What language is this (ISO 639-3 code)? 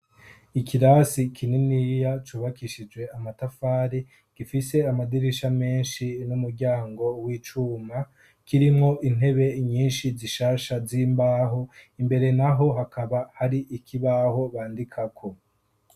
run